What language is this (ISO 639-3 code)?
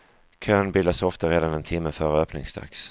swe